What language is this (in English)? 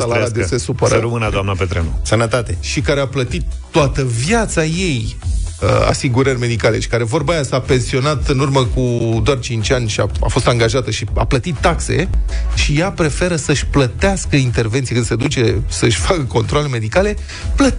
Romanian